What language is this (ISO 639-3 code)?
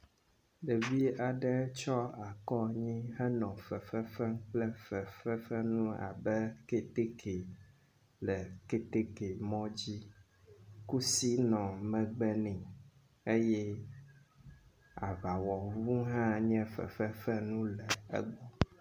ewe